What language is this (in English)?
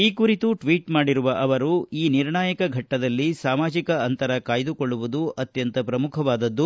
Kannada